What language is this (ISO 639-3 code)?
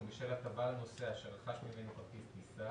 heb